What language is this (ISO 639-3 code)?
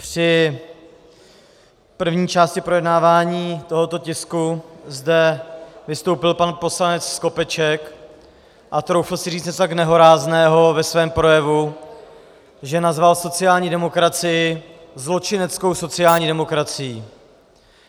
ces